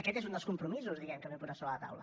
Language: Catalan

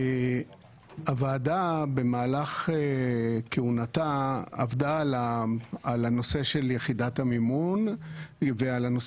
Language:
Hebrew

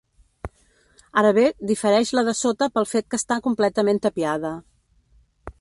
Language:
Catalan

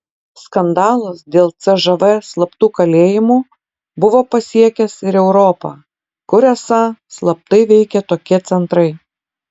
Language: Lithuanian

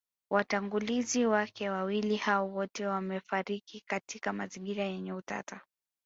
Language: Swahili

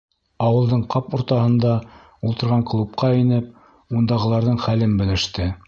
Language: Bashkir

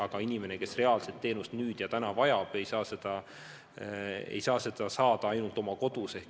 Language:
Estonian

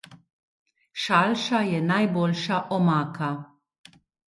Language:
Slovenian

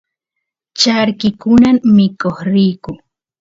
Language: Santiago del Estero Quichua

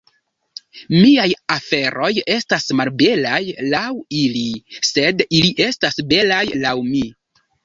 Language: Esperanto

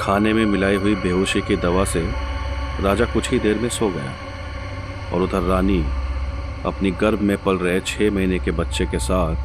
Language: Hindi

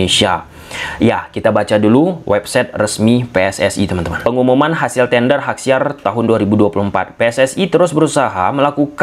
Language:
Indonesian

